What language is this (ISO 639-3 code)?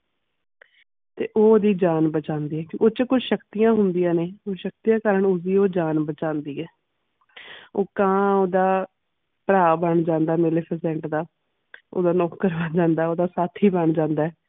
pan